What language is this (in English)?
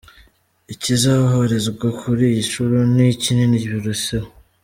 Kinyarwanda